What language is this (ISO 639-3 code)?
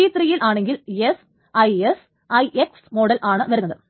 mal